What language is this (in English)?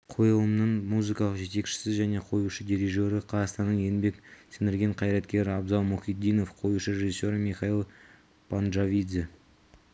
Kazakh